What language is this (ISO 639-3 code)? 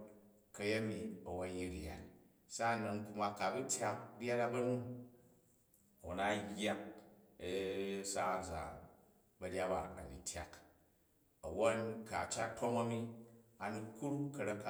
kaj